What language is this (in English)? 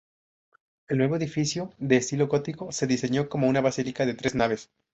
Spanish